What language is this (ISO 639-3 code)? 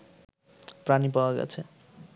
ben